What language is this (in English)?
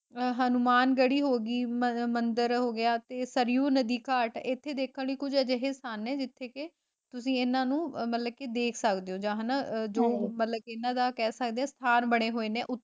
Punjabi